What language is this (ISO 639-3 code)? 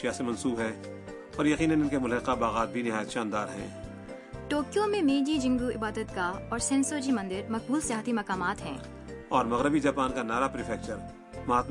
urd